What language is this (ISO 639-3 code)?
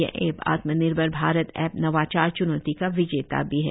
hin